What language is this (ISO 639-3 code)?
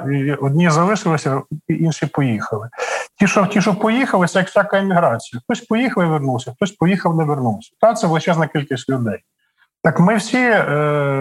ukr